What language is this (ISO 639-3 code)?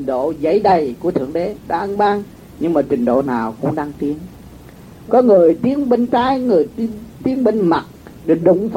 vie